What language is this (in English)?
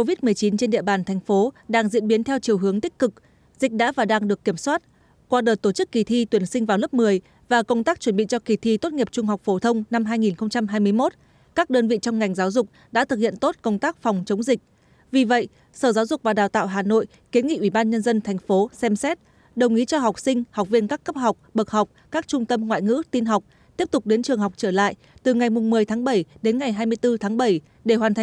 Vietnamese